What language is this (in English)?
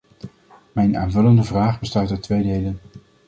Dutch